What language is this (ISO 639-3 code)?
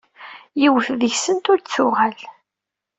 kab